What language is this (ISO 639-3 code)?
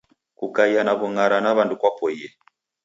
dav